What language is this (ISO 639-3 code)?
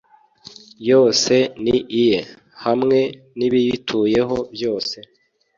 kin